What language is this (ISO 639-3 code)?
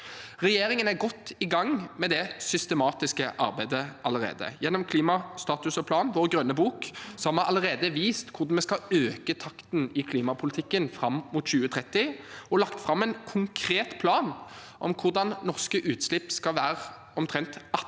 nor